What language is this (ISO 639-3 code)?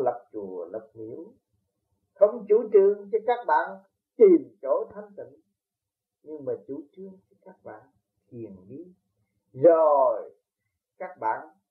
vie